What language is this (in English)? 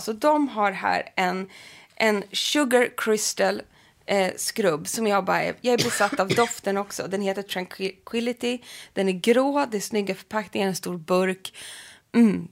Swedish